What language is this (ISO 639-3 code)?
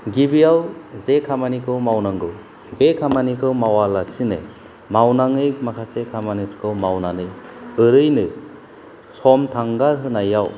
brx